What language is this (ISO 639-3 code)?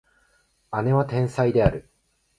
jpn